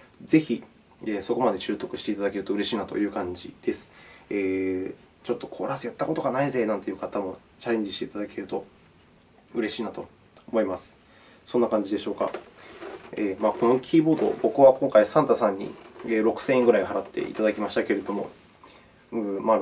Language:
Japanese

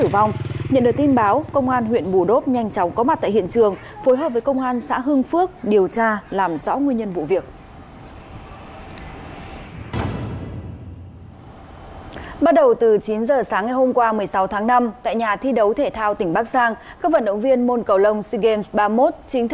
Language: Vietnamese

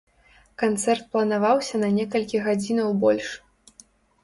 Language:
Belarusian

